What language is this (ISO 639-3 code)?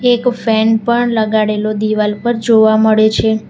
guj